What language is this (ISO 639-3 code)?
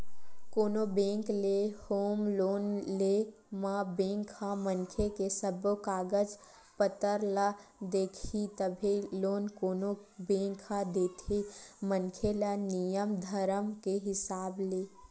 hne